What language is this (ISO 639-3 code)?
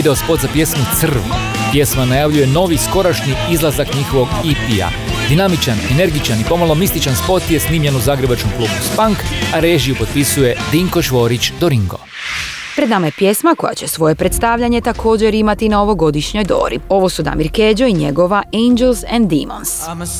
hrv